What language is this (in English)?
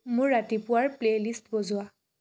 Assamese